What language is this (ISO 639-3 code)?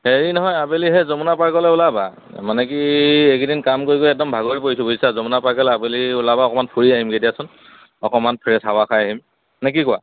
asm